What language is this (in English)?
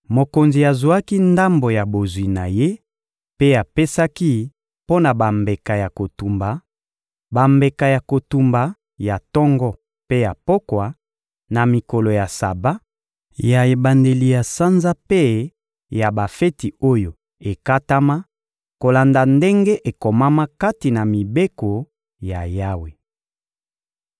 Lingala